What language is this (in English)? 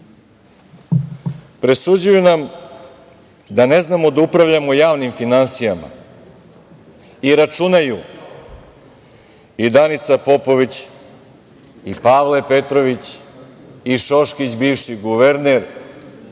Serbian